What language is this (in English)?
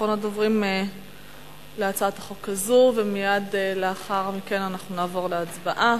Hebrew